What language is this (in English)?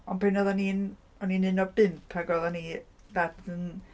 Welsh